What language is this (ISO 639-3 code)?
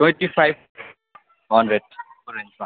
nep